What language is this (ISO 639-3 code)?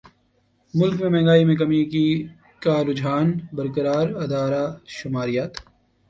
urd